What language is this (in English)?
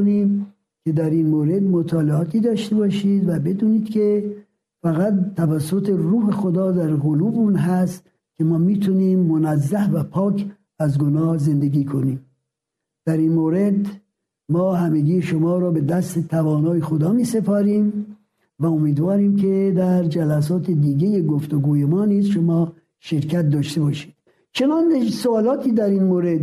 Persian